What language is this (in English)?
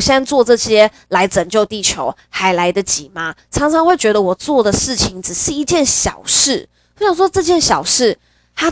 Chinese